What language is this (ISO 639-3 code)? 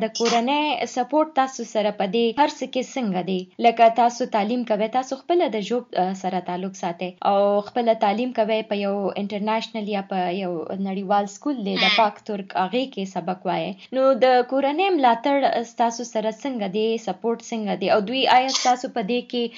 urd